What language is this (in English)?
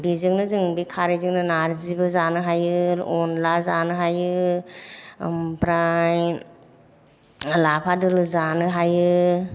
Bodo